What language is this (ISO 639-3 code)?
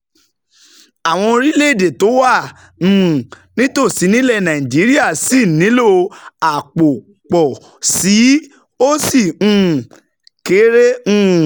yor